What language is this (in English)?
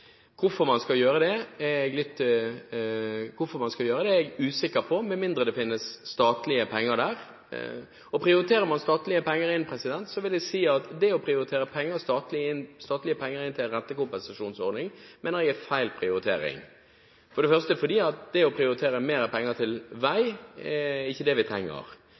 Norwegian Bokmål